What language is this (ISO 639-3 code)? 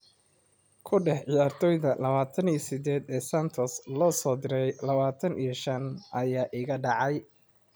som